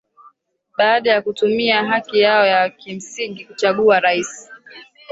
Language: Swahili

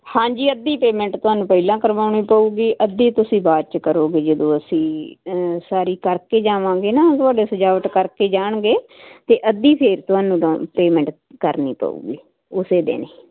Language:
Punjabi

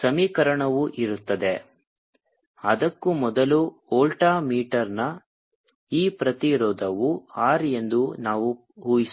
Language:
Kannada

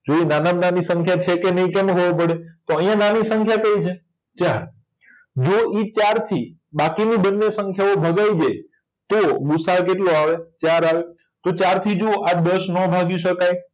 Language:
Gujarati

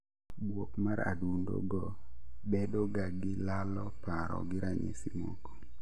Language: Luo (Kenya and Tanzania)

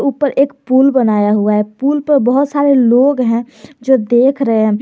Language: Hindi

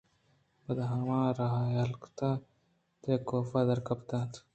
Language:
Eastern Balochi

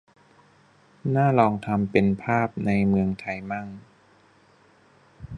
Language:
Thai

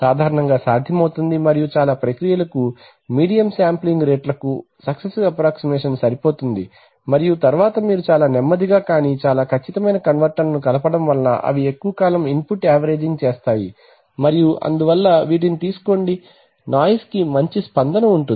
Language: Telugu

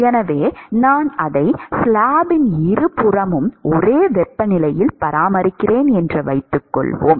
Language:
Tamil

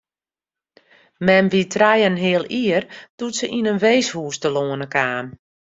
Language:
Western Frisian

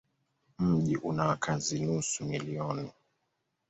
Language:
Swahili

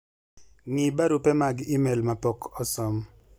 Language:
Luo (Kenya and Tanzania)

